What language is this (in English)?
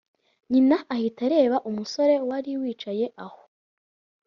Kinyarwanda